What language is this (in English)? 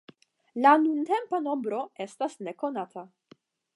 Esperanto